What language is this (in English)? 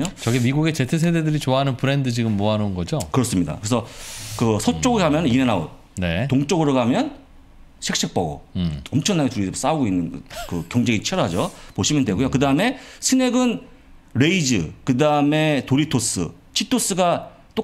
Korean